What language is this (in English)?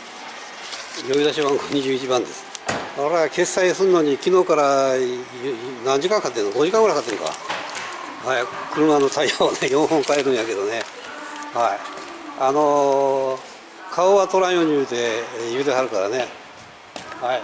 Japanese